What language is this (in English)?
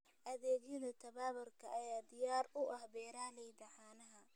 Somali